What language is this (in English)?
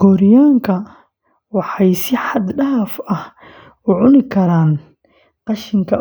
Somali